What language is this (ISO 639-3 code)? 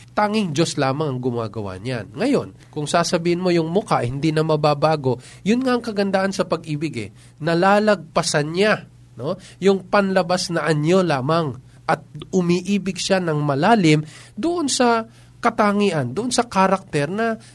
fil